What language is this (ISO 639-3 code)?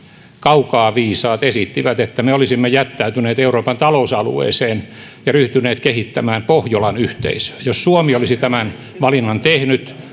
fin